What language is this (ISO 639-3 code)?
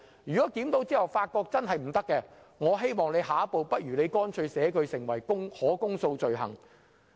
yue